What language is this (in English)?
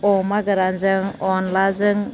Bodo